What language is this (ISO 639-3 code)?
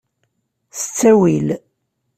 kab